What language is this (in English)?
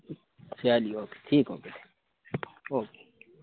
Urdu